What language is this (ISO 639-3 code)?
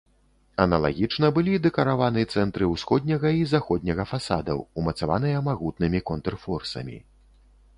bel